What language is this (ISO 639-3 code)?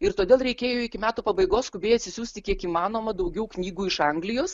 lit